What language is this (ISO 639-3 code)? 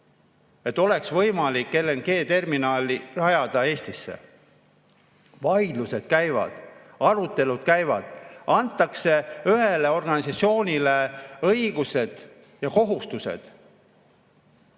est